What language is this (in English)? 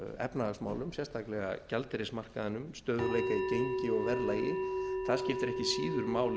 Icelandic